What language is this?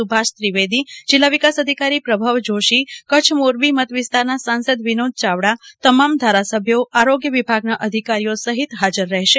Gujarati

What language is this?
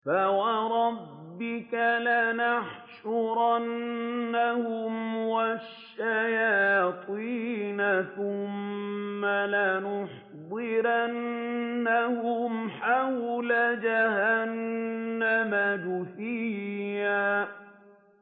Arabic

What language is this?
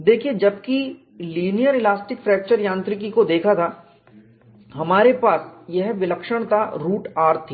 Hindi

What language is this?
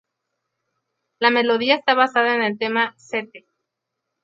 Spanish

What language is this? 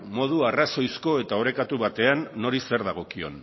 Basque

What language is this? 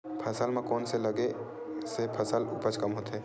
Chhattisgarhi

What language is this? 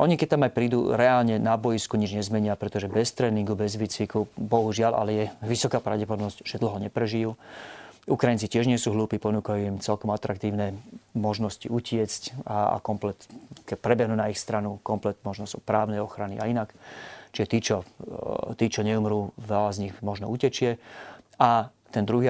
Slovak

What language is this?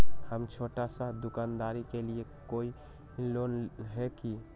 Magahi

